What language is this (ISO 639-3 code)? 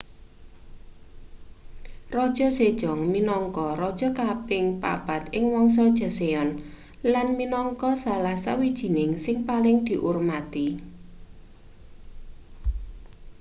jav